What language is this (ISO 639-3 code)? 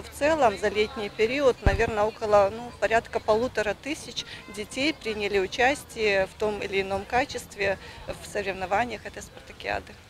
rus